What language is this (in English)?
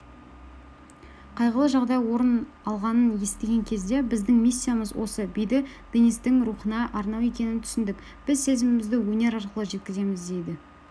Kazakh